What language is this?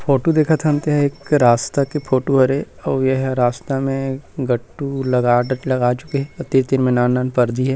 Chhattisgarhi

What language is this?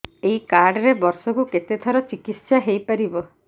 Odia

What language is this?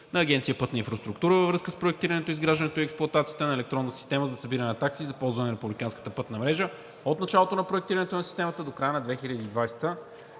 Bulgarian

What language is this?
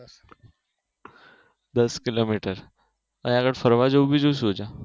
Gujarati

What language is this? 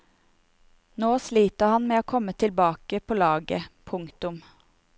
Norwegian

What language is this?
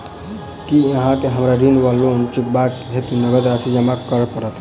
Maithili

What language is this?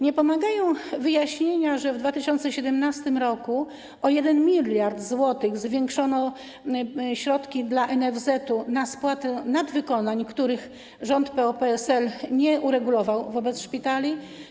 Polish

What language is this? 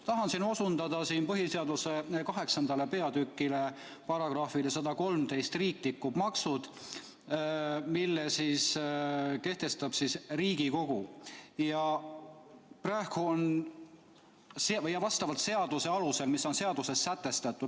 Estonian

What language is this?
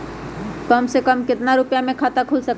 Magahi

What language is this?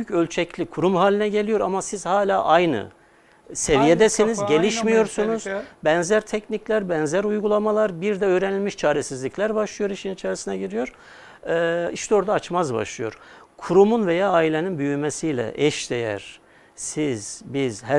Turkish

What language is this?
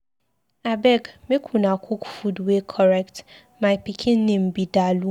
Nigerian Pidgin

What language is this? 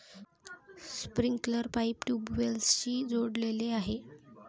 Marathi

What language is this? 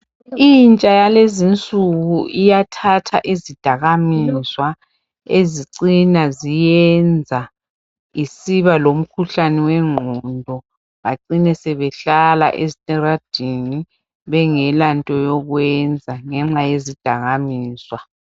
North Ndebele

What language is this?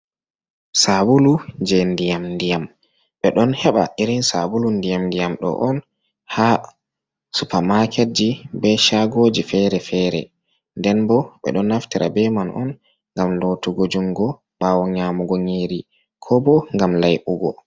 Fula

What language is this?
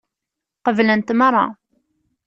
Kabyle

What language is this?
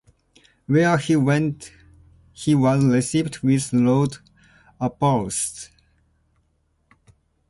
English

